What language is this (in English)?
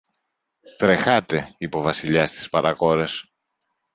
Greek